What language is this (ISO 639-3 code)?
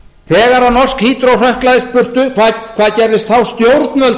isl